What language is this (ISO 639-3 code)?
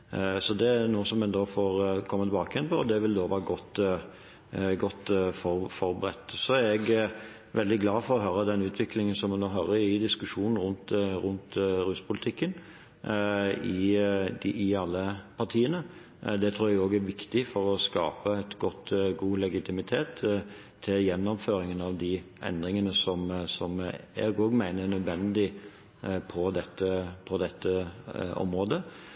nob